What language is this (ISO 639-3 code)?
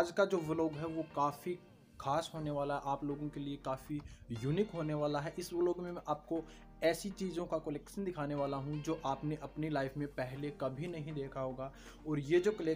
hin